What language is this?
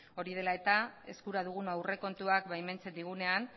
Basque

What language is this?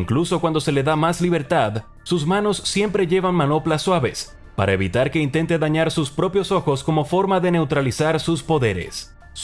Spanish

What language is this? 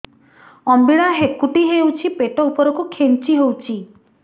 Odia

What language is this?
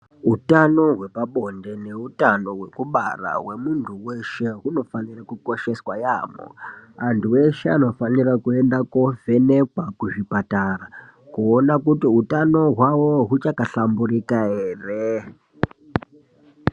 Ndau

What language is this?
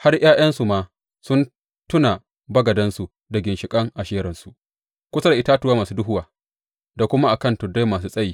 Hausa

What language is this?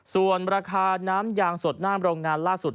Thai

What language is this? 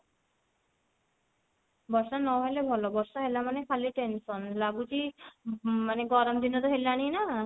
Odia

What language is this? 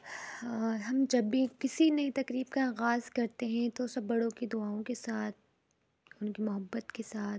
Urdu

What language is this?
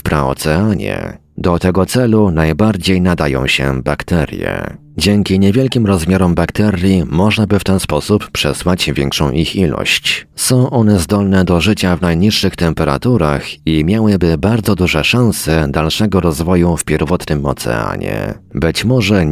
Polish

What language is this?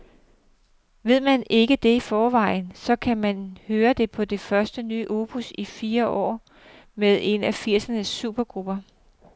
Danish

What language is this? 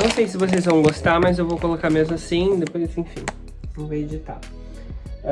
Portuguese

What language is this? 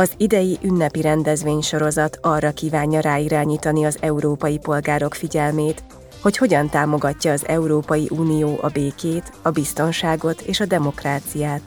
Hungarian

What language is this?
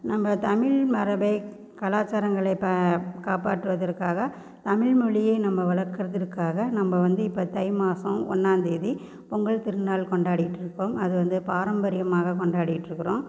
Tamil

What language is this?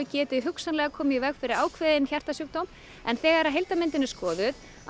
Icelandic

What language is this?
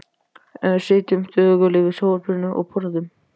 Icelandic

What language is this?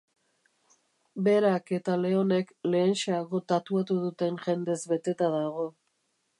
Basque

